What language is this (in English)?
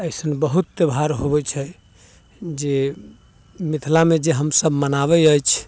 Maithili